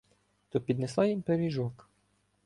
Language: Ukrainian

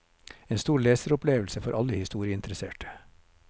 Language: Norwegian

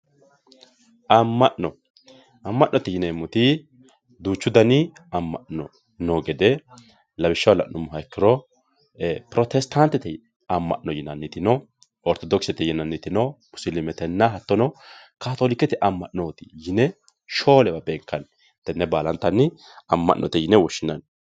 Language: Sidamo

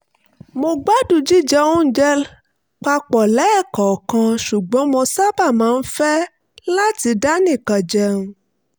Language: Yoruba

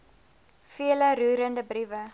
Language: Afrikaans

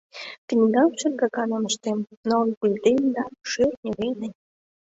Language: Mari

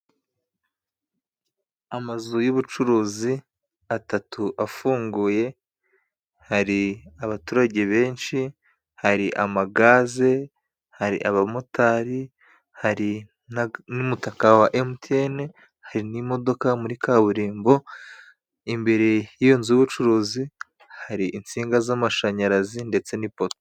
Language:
Kinyarwanda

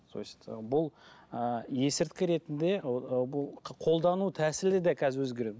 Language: Kazakh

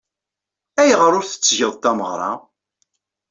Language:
Kabyle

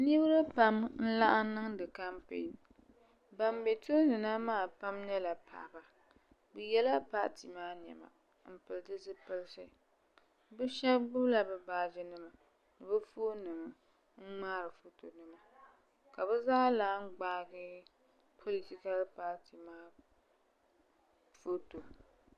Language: Dagbani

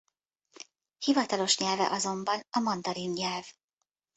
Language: Hungarian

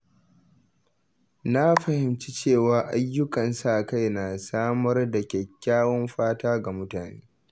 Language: Hausa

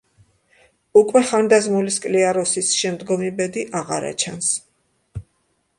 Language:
Georgian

